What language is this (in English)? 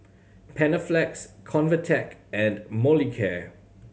English